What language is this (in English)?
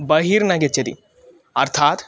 Sanskrit